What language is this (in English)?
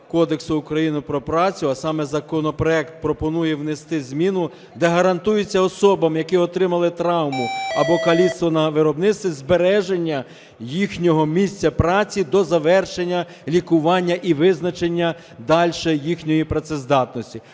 Ukrainian